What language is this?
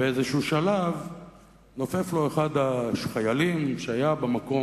Hebrew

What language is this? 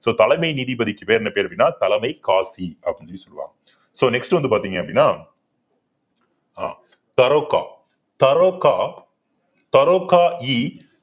Tamil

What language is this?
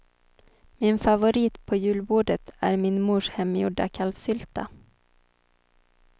Swedish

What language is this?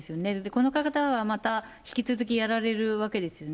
Japanese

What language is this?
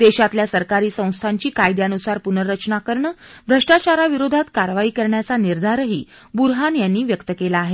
Marathi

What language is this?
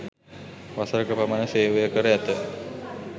Sinhala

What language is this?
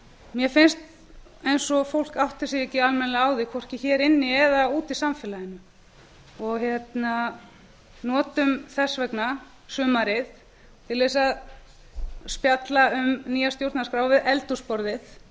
Icelandic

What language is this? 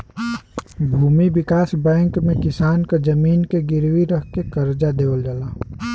Bhojpuri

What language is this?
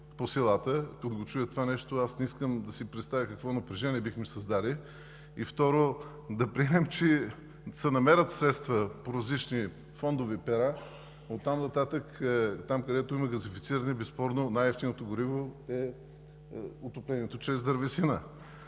Bulgarian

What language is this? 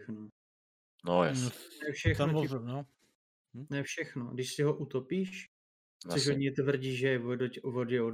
Czech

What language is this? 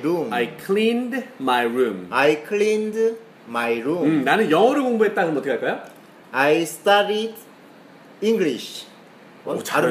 Korean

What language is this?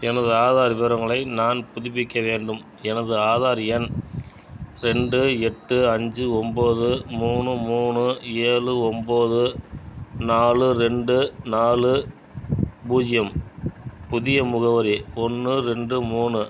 Tamil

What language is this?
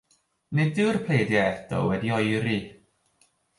Welsh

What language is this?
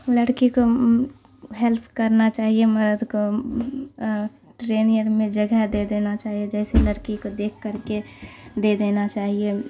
Urdu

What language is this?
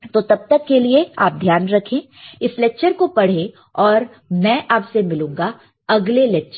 Hindi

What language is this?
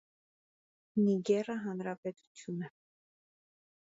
Armenian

